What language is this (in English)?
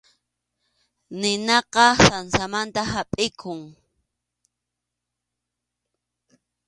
Arequipa-La Unión Quechua